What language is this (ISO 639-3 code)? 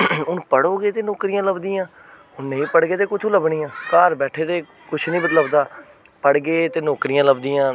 doi